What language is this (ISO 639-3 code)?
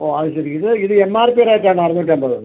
mal